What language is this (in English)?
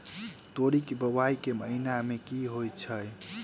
Maithili